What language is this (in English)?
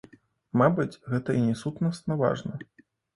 Belarusian